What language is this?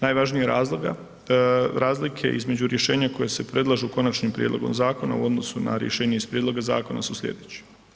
Croatian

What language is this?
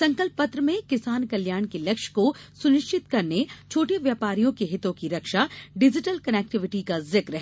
Hindi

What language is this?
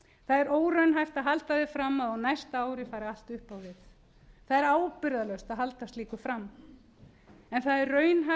Icelandic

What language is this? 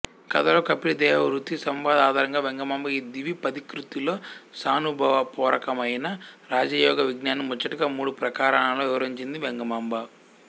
Telugu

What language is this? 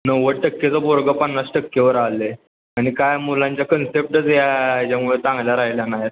Marathi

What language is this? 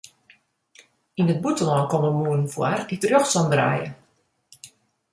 Western Frisian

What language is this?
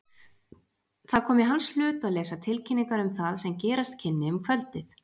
Icelandic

